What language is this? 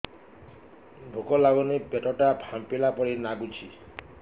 Odia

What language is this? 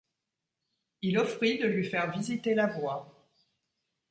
French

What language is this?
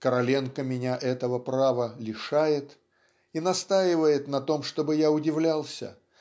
Russian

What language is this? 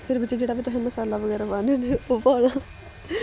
Dogri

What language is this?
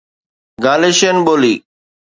Sindhi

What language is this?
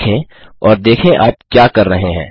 Hindi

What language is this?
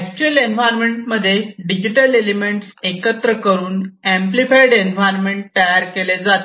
Marathi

